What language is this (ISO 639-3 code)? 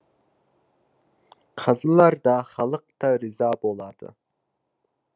kaz